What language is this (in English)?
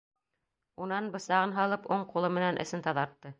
Bashkir